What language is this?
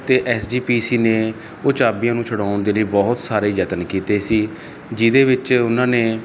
Punjabi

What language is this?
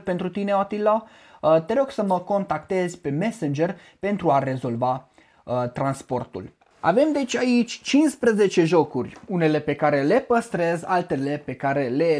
Romanian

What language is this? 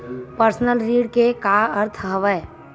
Chhattisgarhi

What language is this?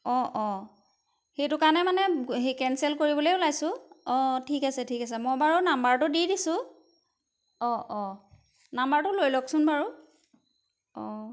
Assamese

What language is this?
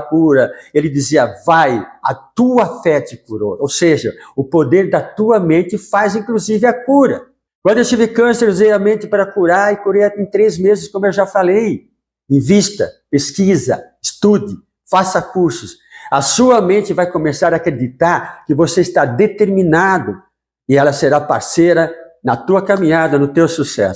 Portuguese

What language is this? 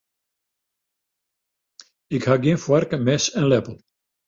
Western Frisian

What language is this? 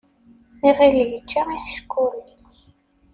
Kabyle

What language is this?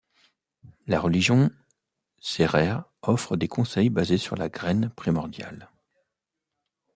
French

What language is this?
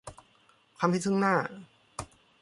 Thai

